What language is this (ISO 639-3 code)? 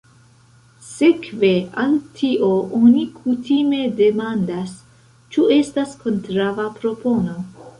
epo